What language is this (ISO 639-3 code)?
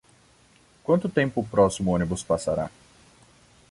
por